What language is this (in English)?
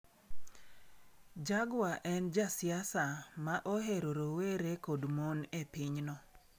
Luo (Kenya and Tanzania)